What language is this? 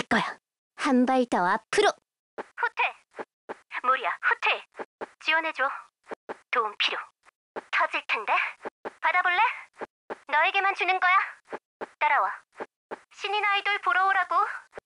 Korean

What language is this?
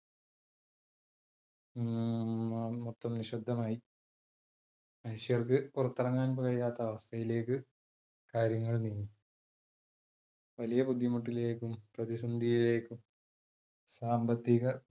Malayalam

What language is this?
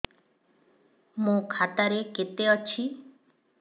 Odia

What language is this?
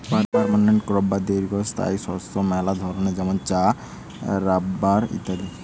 Bangla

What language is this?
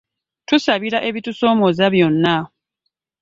Ganda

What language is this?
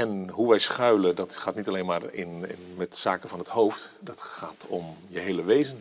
Dutch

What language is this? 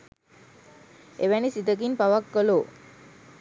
Sinhala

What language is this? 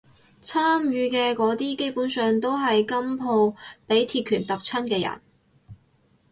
Cantonese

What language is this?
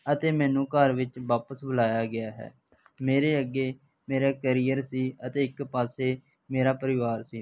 Punjabi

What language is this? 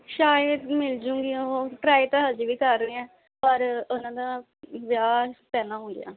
Punjabi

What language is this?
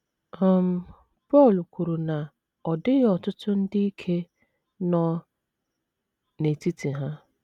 Igbo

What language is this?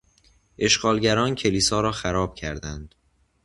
Persian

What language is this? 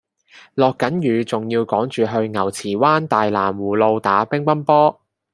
Cantonese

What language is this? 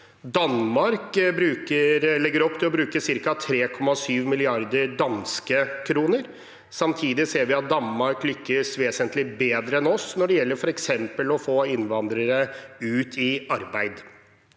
Norwegian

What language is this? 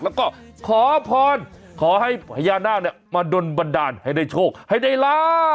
Thai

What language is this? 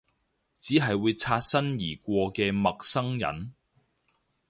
Cantonese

